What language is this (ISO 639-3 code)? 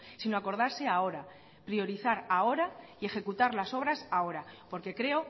spa